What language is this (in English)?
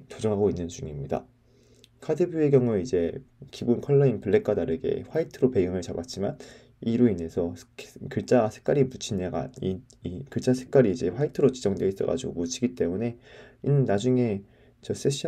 Korean